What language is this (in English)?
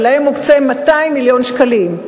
Hebrew